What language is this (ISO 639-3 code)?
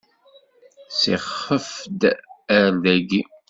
kab